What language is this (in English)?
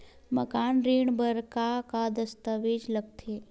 Chhattisgarhi